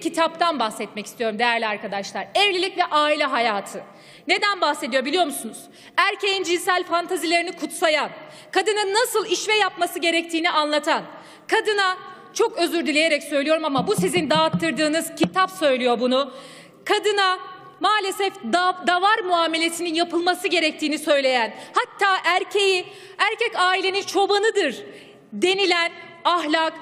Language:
Turkish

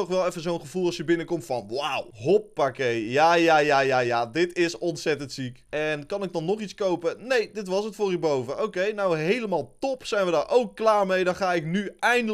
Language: Dutch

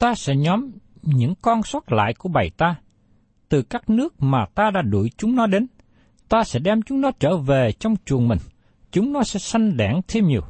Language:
Vietnamese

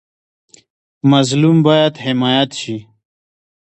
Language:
Pashto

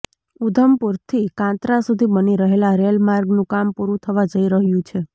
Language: Gujarati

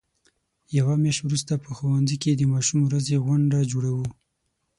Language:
Pashto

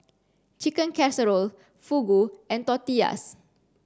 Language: English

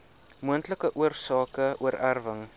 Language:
Afrikaans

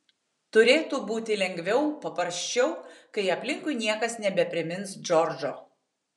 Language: Lithuanian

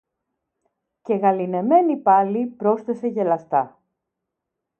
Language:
Greek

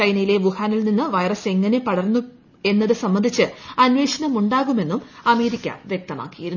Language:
Malayalam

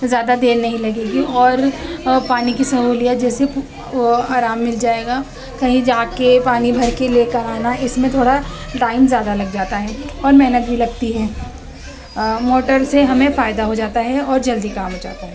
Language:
Urdu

